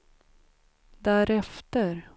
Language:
Swedish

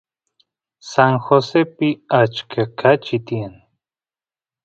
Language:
Santiago del Estero Quichua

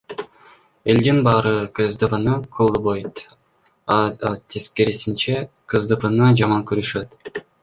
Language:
Kyrgyz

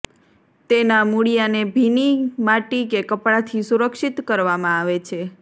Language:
Gujarati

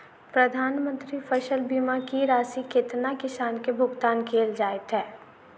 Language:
Maithili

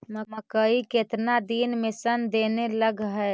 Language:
Magahi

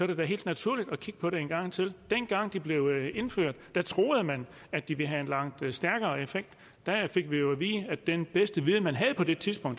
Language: Danish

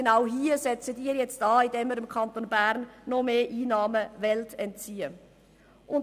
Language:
Swiss German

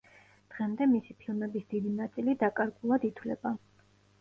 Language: Georgian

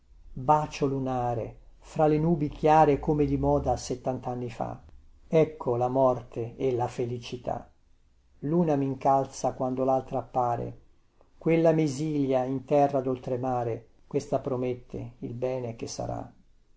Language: Italian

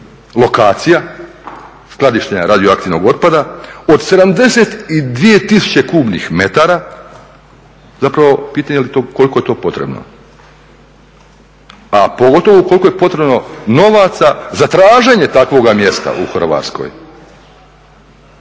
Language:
Croatian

